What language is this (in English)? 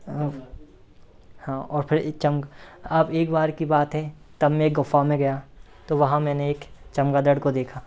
Hindi